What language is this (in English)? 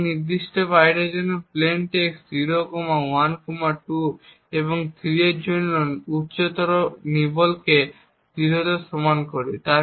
Bangla